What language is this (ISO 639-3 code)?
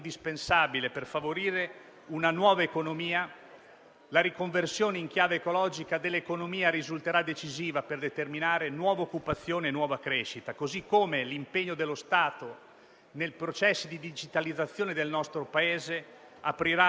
ita